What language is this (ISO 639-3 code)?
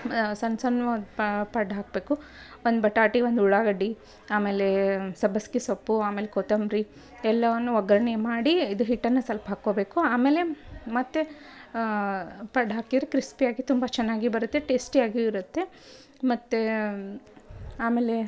kan